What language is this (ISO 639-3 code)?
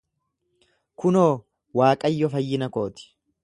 orm